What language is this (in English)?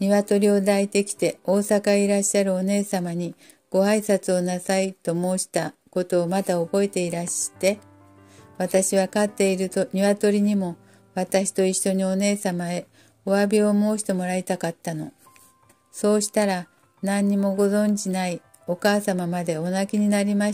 Japanese